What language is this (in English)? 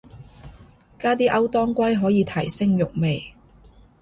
Cantonese